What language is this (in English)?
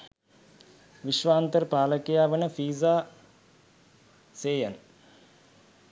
Sinhala